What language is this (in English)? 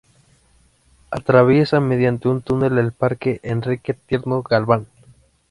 Spanish